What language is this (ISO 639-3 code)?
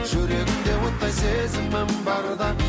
kaz